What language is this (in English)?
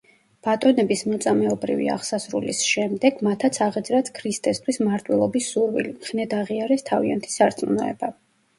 Georgian